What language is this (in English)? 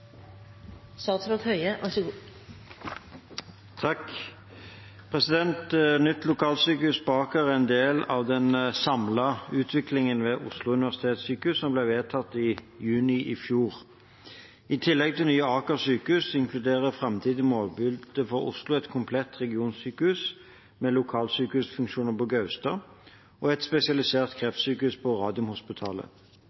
Norwegian Bokmål